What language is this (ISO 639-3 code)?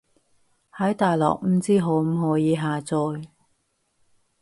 yue